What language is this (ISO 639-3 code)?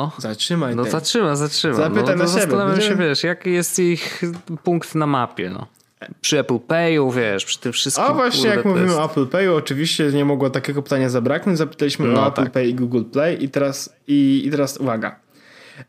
pol